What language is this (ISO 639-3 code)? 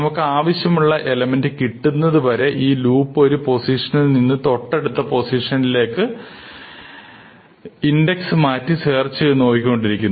mal